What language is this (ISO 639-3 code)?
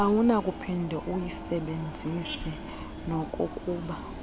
xho